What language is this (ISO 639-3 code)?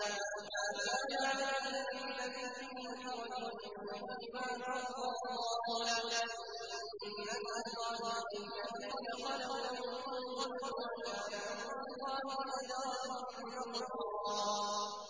ara